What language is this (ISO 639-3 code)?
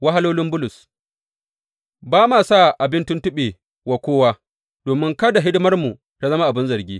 hau